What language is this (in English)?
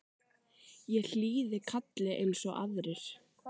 Icelandic